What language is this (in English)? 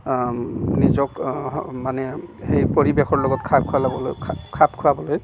Assamese